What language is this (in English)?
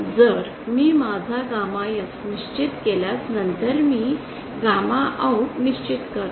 Marathi